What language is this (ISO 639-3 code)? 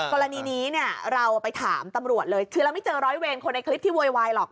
tha